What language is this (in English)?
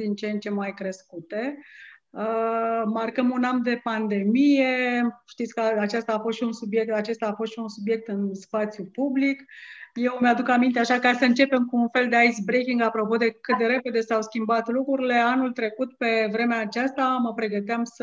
Romanian